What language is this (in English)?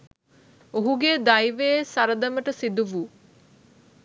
Sinhala